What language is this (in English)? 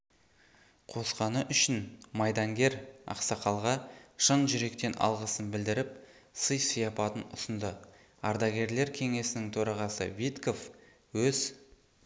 Kazakh